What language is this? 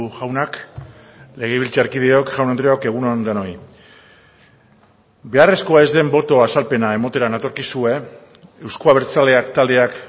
Basque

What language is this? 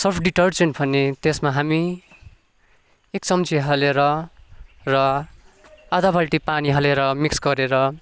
Nepali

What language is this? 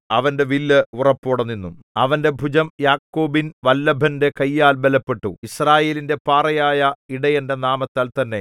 Malayalam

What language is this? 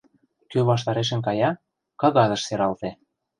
Mari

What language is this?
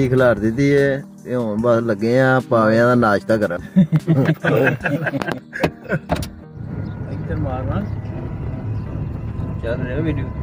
Turkish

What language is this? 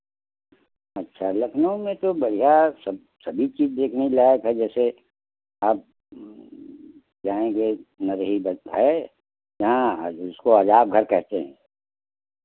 Hindi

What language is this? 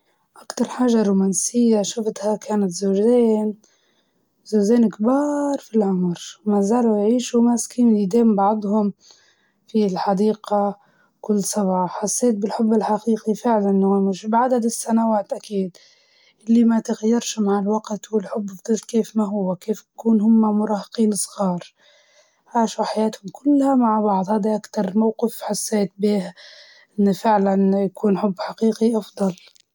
Libyan Arabic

